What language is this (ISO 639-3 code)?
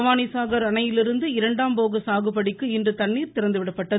tam